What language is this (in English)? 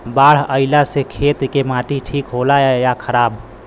Bhojpuri